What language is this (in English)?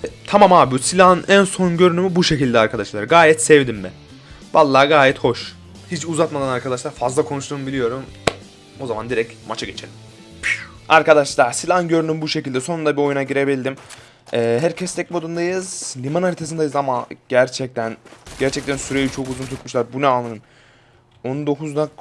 Turkish